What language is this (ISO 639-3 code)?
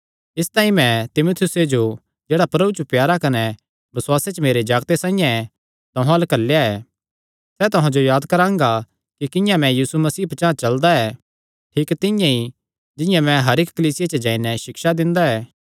xnr